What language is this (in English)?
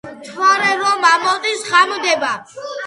Georgian